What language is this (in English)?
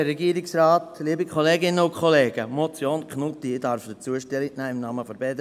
Swiss German